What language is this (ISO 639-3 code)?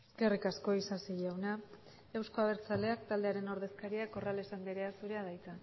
eus